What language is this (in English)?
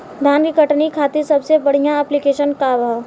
Bhojpuri